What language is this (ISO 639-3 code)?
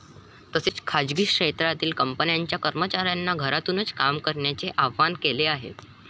mar